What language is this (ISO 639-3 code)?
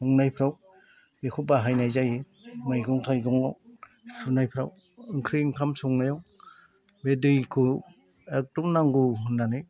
brx